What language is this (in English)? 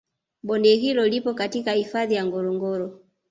Swahili